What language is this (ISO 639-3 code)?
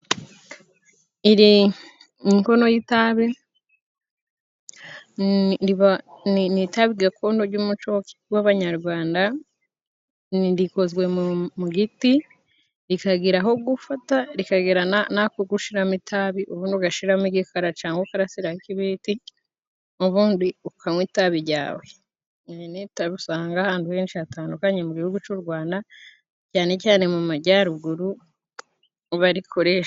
kin